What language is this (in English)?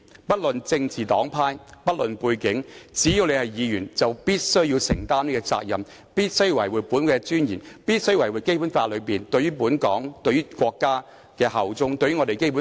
Cantonese